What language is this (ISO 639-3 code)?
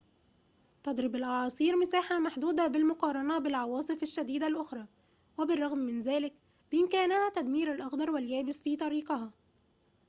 ara